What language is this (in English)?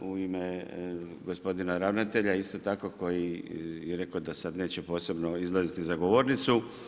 Croatian